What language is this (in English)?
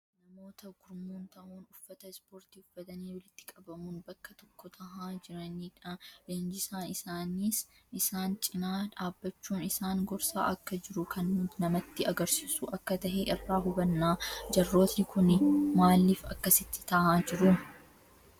Oromo